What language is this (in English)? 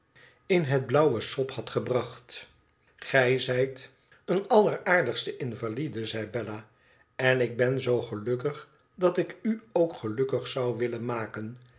Dutch